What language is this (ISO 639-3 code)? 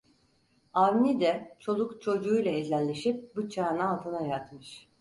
tur